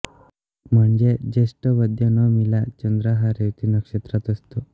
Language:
Marathi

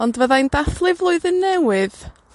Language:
Welsh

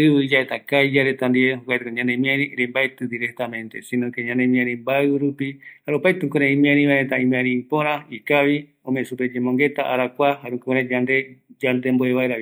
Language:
Eastern Bolivian Guaraní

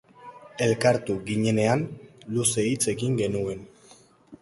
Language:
Basque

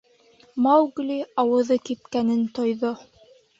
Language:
Bashkir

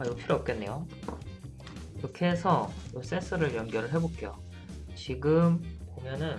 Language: Korean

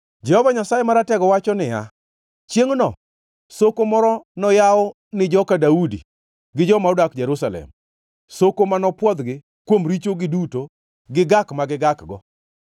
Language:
Luo (Kenya and Tanzania)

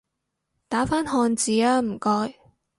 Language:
Cantonese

